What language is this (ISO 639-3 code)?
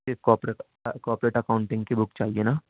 urd